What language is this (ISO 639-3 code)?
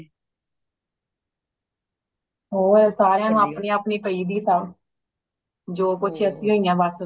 pan